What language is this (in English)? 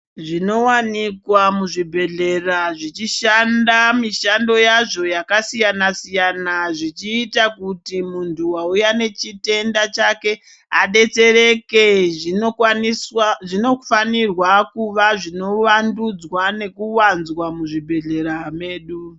Ndau